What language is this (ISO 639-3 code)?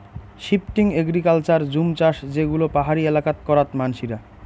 ben